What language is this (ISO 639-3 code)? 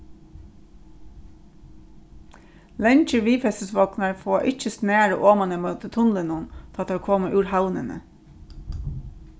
fao